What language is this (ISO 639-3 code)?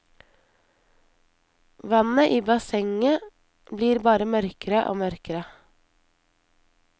nor